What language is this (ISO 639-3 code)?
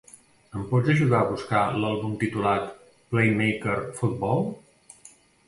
cat